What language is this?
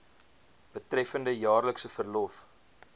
Afrikaans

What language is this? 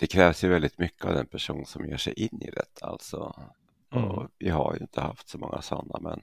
Swedish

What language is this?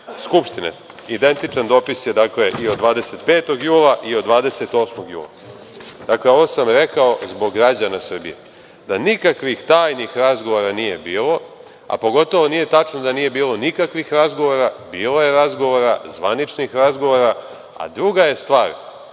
Serbian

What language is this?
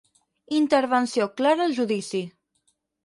Catalan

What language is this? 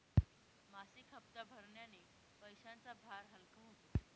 Marathi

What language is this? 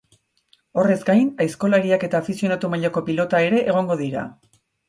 Basque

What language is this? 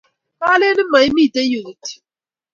Kalenjin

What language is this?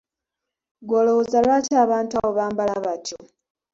Ganda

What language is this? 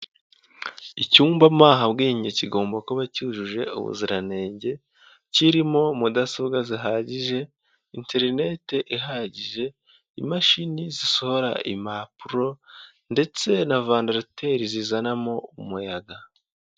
Kinyarwanda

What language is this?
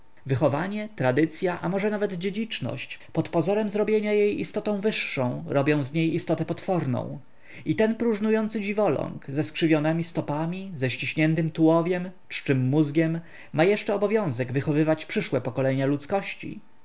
Polish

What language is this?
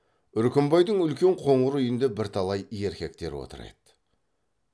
Kazakh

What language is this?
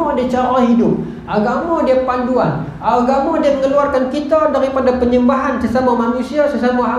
Malay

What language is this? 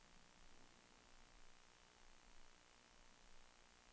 Swedish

